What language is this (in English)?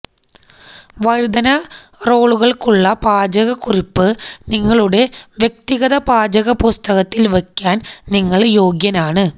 Malayalam